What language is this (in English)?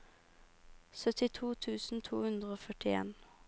Norwegian